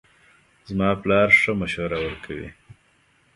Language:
Pashto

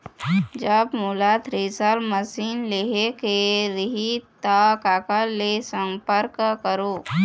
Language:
Chhattisgarhi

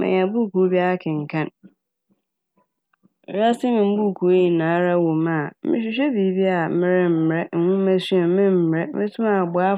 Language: Akan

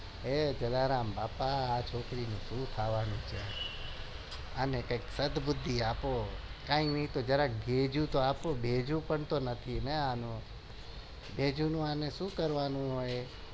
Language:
Gujarati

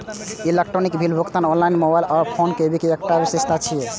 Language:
Maithili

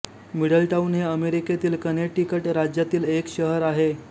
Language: Marathi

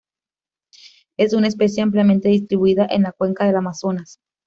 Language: Spanish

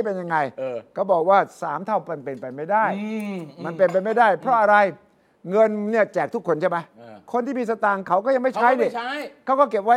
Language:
Thai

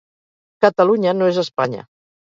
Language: Catalan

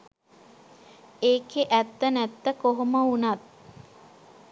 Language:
Sinhala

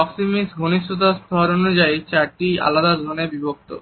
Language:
Bangla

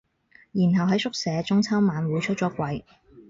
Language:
Cantonese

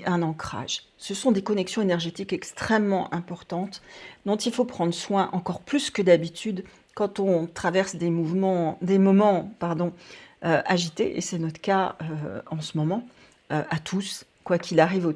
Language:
French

